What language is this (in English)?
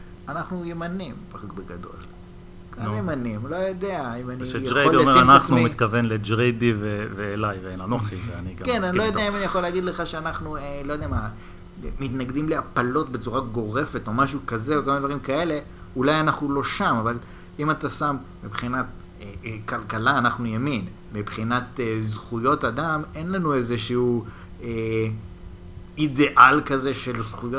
Hebrew